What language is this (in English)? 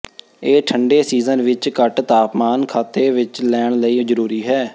Punjabi